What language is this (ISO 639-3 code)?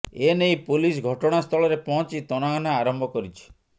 ori